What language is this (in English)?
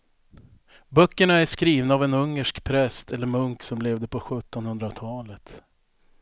Swedish